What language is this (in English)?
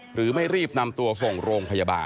Thai